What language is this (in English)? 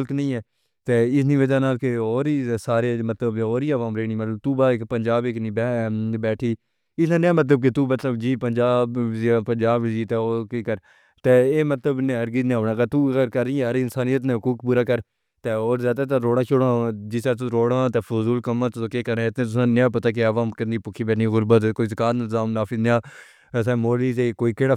Pahari-Potwari